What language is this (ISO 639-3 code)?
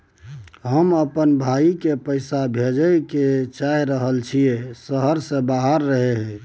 mai